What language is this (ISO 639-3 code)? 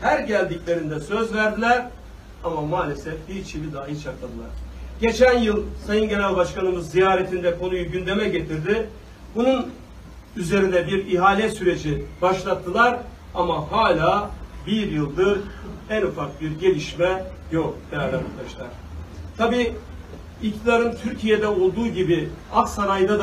tur